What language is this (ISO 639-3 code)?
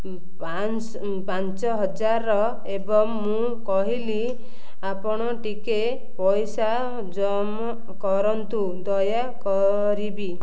ori